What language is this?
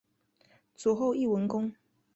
Chinese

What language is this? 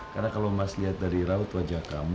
Indonesian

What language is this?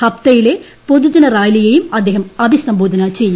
Malayalam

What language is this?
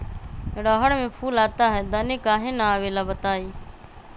Magahi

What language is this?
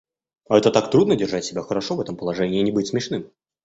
Russian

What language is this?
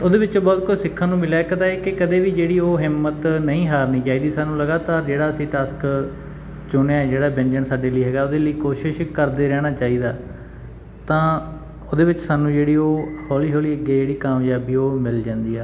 Punjabi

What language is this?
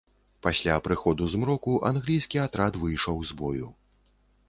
Belarusian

